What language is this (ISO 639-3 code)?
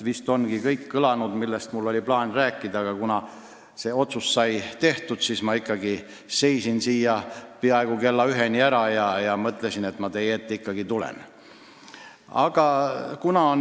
est